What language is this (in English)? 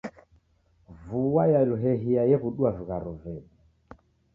Taita